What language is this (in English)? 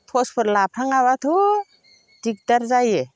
Bodo